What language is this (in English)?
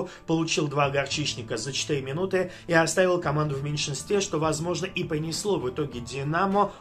Russian